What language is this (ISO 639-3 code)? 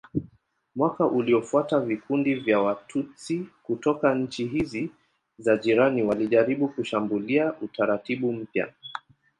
swa